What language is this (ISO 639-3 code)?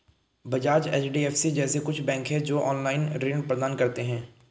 hin